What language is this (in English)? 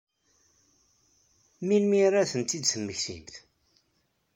Kabyle